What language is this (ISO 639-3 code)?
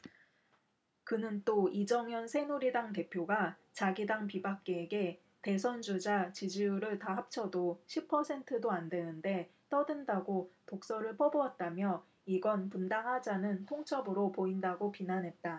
kor